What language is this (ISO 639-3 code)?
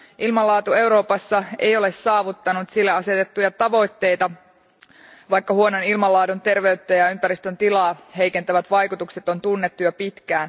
fin